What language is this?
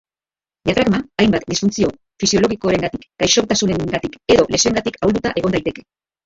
Basque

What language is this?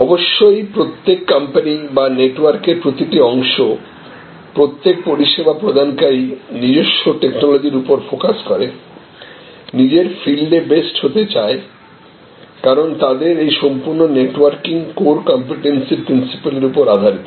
Bangla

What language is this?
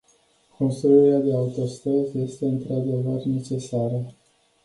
Romanian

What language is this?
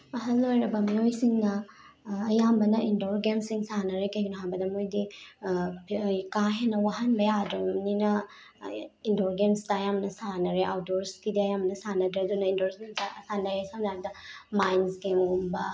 Manipuri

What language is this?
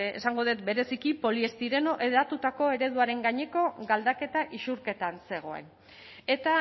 Basque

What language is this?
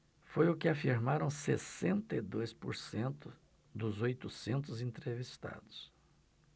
Portuguese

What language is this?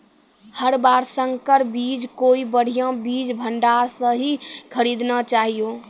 Maithili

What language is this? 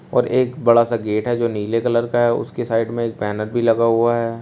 Hindi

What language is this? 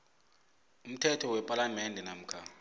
South Ndebele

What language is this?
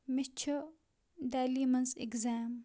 Kashmiri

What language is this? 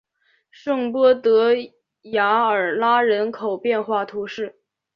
Chinese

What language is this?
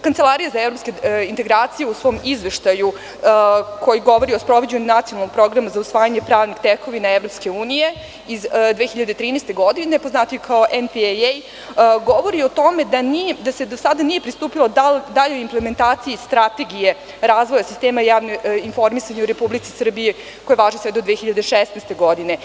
Serbian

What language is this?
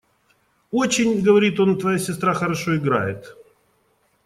Russian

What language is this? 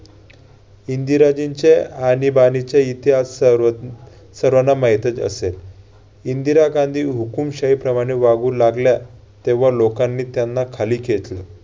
Marathi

